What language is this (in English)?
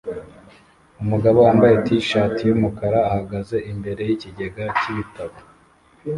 Kinyarwanda